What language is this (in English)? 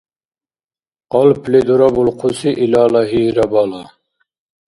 Dargwa